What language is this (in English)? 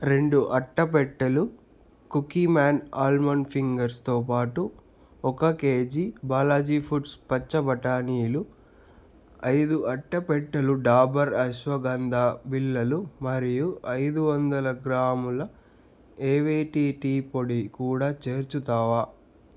Telugu